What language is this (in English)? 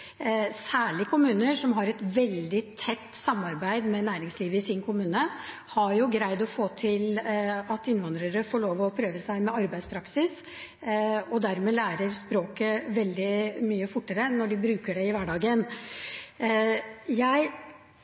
Norwegian Bokmål